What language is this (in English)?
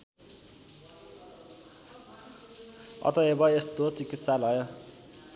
Nepali